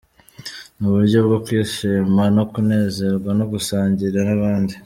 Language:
Kinyarwanda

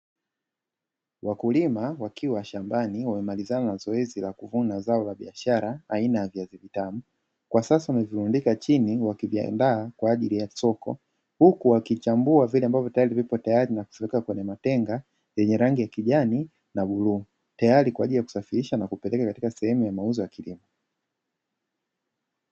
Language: Swahili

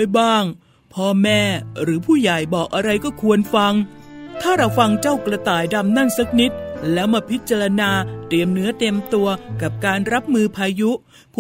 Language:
Thai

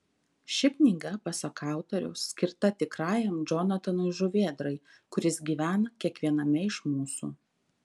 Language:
Lithuanian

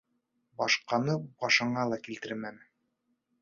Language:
Bashkir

